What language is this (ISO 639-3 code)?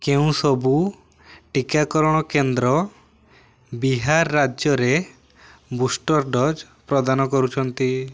ori